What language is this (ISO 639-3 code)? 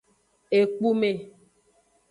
ajg